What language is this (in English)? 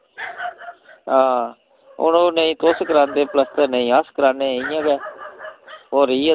Dogri